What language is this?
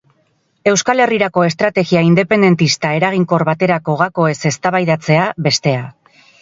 Basque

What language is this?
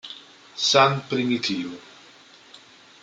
Italian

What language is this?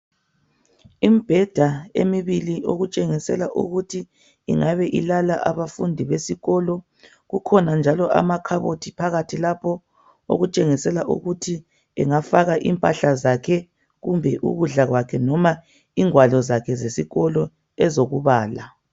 North Ndebele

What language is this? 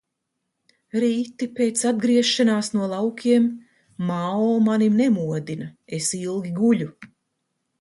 Latvian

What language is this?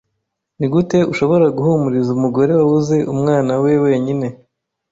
Kinyarwanda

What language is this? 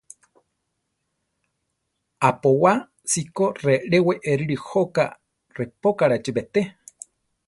Central Tarahumara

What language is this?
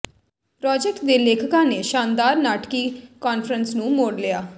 Punjabi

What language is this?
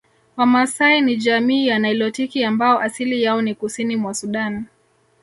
Swahili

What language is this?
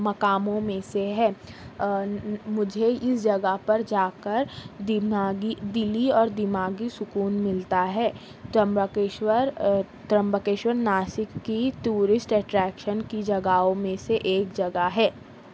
Urdu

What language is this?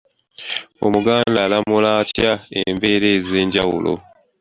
Ganda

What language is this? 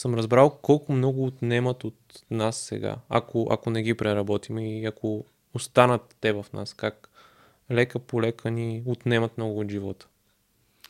Bulgarian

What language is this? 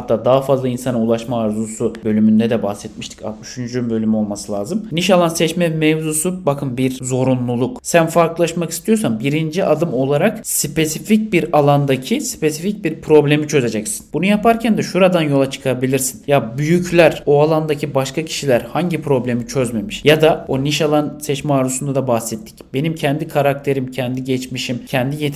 Turkish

